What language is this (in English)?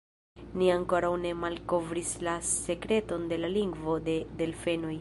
Esperanto